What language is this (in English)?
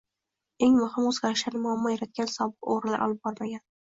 Uzbek